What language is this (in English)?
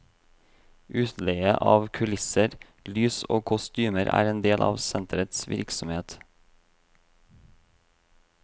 Norwegian